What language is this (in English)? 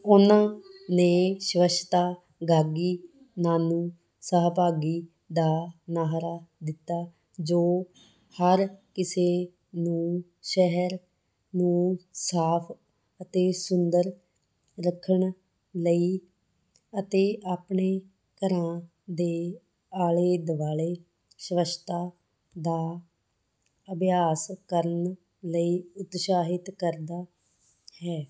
Punjabi